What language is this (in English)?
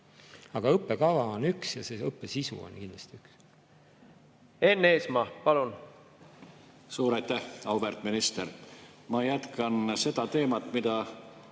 Estonian